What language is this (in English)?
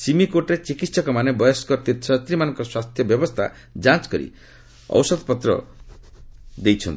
Odia